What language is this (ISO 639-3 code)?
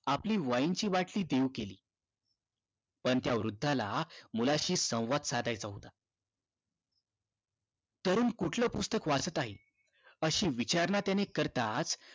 mar